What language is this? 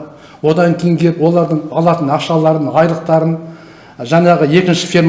Turkish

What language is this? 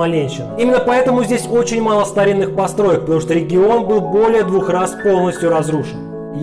Russian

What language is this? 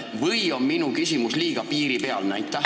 Estonian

